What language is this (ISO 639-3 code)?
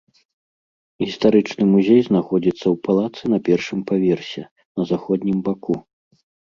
bel